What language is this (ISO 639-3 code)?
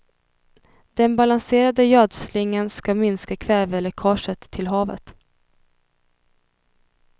swe